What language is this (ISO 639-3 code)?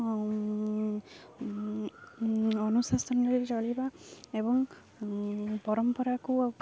ori